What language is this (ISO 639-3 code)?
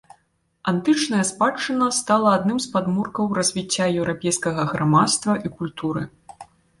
bel